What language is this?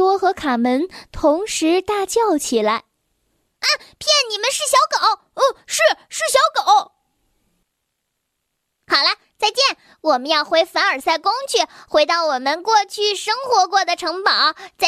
Chinese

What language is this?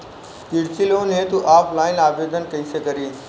Bhojpuri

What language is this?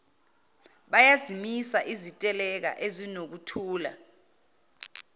Zulu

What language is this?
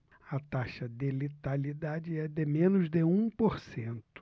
Portuguese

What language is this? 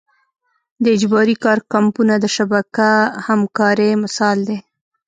Pashto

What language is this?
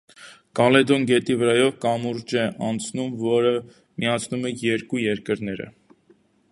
Armenian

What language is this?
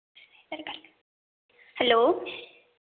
Dogri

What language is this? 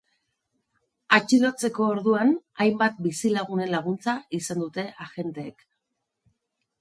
Basque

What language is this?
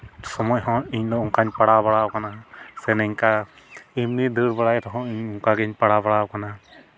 Santali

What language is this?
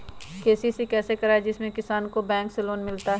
Magahi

